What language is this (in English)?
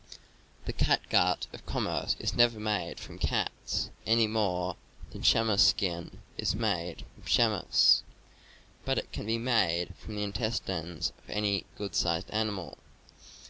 English